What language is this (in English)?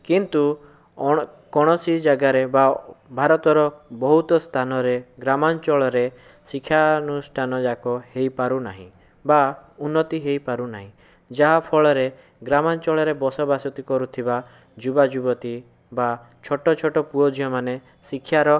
Odia